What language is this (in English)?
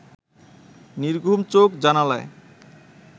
Bangla